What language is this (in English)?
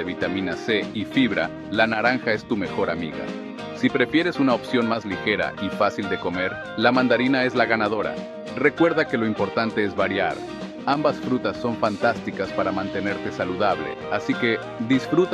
Spanish